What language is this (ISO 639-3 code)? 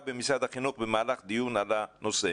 heb